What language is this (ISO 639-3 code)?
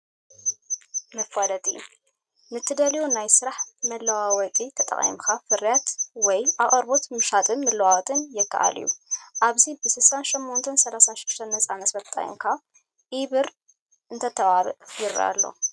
tir